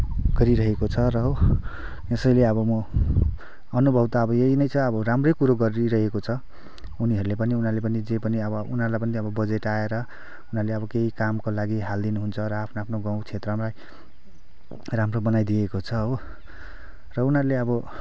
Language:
Nepali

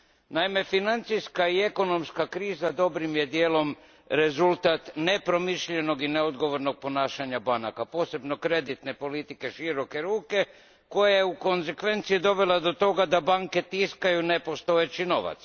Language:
Croatian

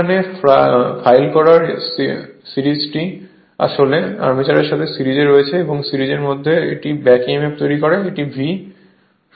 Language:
Bangla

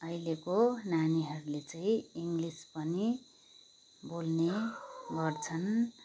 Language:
Nepali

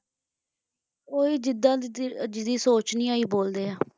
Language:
Punjabi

